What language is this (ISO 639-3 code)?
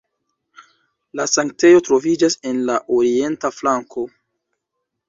epo